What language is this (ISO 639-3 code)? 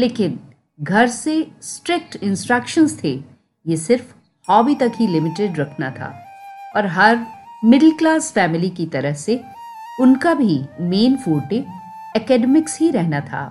hin